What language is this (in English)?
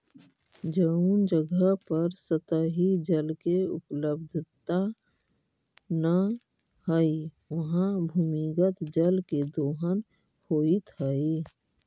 Magahi